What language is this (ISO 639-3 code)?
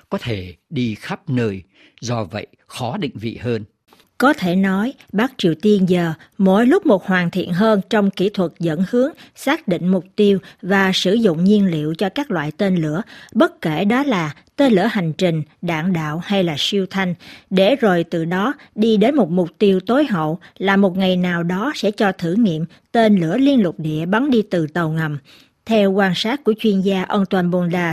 vie